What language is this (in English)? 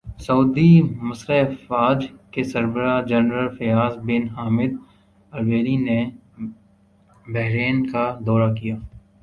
Urdu